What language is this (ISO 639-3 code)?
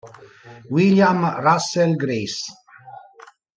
ita